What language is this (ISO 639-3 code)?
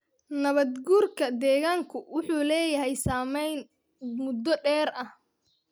som